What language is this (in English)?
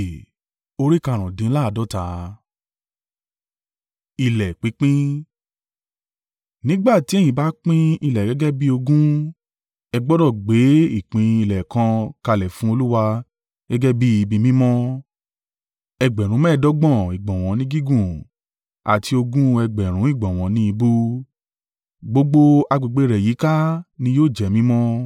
Yoruba